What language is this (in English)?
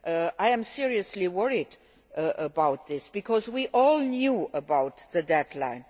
English